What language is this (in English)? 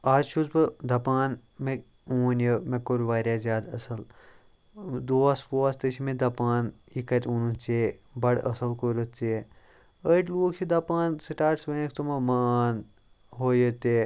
Kashmiri